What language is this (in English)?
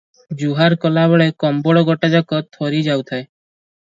Odia